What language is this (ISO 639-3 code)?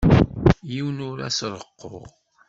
kab